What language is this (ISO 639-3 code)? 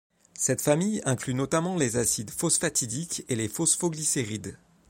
fra